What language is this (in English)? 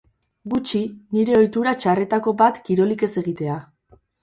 Basque